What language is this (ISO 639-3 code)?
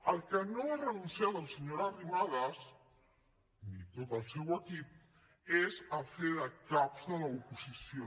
cat